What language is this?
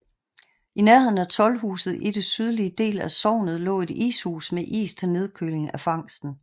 Danish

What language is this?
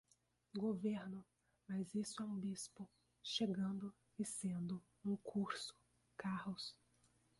Portuguese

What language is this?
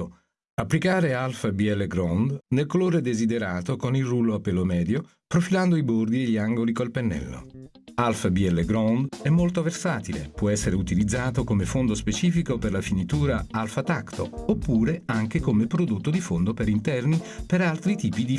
Italian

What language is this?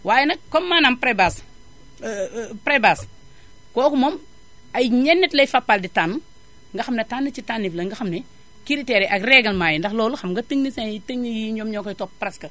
Wolof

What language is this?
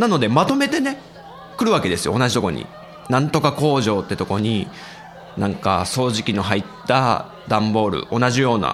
Japanese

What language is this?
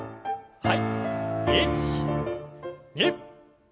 Japanese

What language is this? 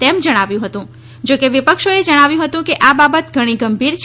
Gujarati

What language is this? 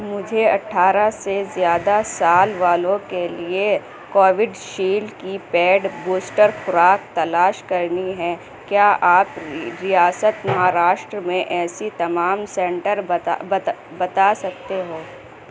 Urdu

